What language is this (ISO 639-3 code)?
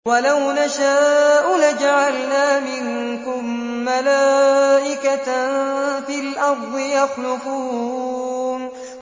ara